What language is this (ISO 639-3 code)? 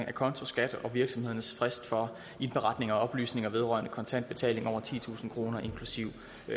dan